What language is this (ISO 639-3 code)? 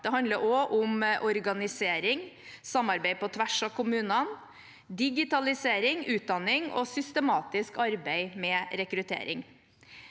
nor